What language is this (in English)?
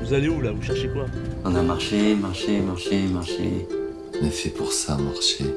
French